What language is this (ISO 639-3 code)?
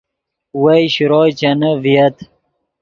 ydg